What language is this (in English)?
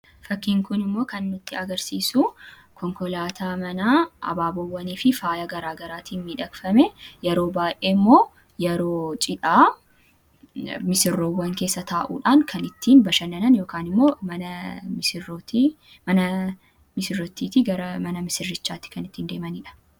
Oromo